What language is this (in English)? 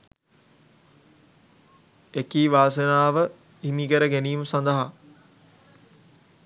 Sinhala